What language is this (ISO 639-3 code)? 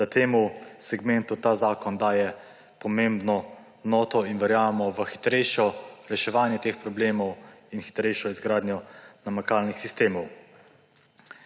slv